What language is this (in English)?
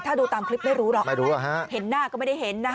Thai